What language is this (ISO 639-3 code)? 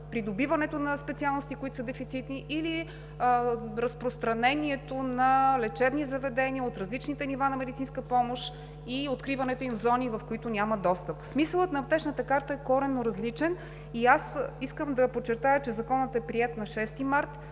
bul